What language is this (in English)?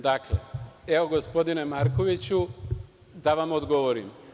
Serbian